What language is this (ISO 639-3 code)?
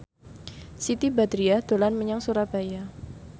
jav